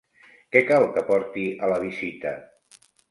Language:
Catalan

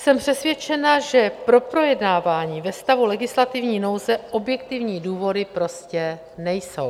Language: Czech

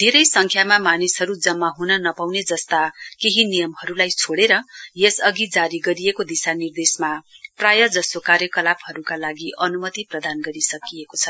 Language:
Nepali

